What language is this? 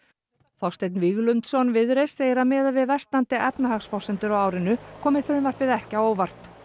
Icelandic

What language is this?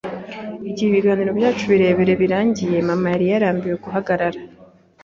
Kinyarwanda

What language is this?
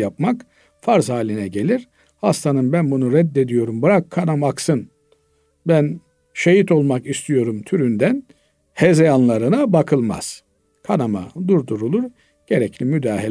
Turkish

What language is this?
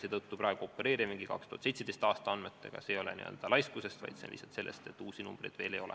Estonian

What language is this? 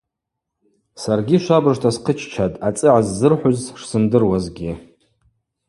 Abaza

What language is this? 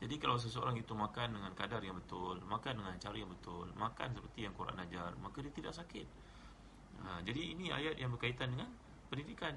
Malay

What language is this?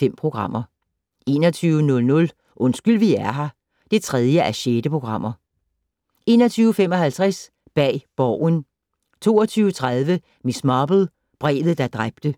Danish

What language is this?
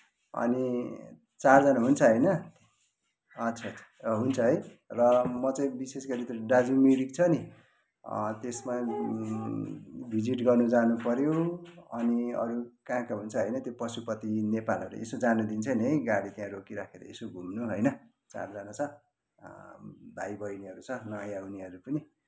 Nepali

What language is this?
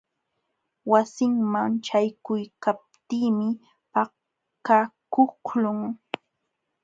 Jauja Wanca Quechua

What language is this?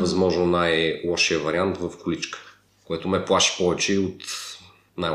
Bulgarian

